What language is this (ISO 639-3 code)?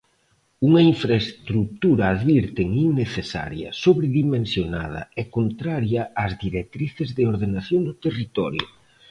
glg